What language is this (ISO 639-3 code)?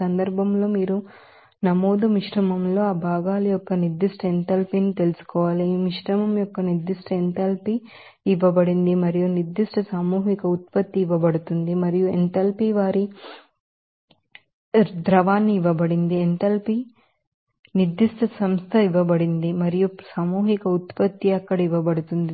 tel